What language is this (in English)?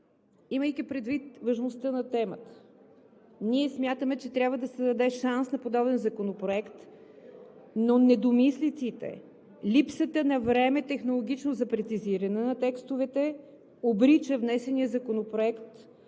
Bulgarian